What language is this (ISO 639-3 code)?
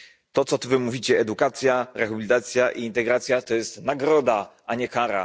pol